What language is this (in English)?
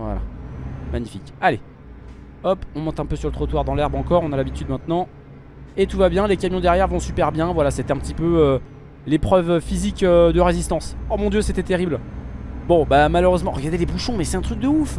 French